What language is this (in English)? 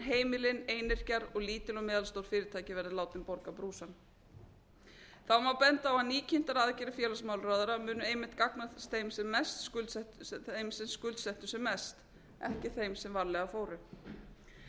Icelandic